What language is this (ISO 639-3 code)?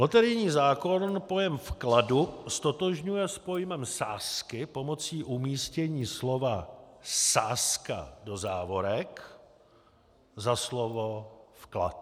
ces